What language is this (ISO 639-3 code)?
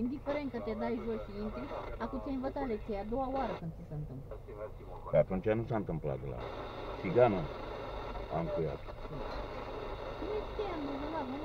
ron